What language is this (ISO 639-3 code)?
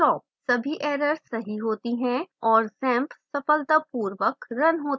hin